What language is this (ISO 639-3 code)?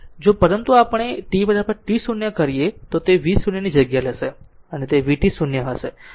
guj